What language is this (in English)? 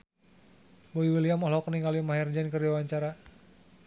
Sundanese